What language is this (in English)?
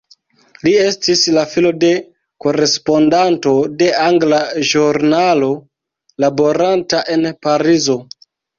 Esperanto